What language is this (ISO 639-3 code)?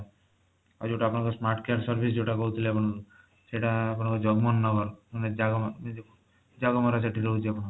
ori